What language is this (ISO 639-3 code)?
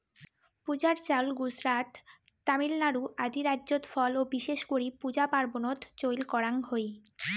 ben